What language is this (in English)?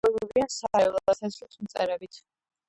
Georgian